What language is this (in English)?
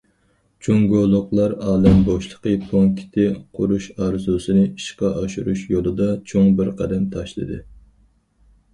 Uyghur